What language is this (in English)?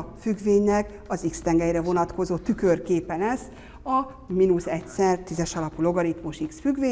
Hungarian